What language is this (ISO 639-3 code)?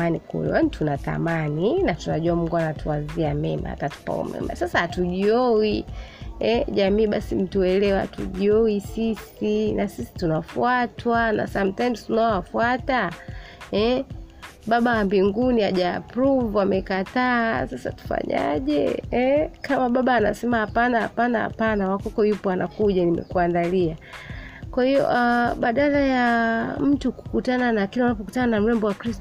swa